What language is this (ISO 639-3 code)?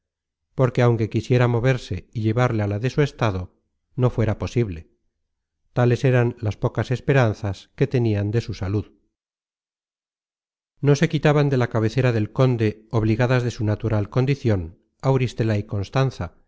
spa